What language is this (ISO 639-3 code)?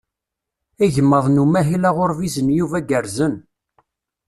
kab